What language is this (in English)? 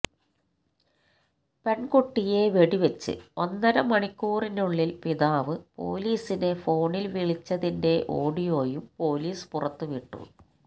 Malayalam